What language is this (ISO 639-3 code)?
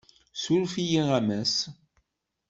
kab